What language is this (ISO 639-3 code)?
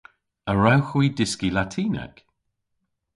cor